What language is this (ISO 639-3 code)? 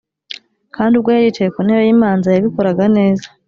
kin